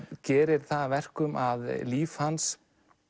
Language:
Icelandic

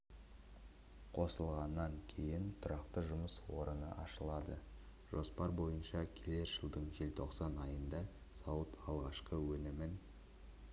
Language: Kazakh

